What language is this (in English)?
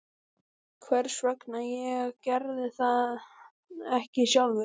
Icelandic